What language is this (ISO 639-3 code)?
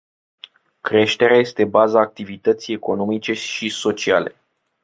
ron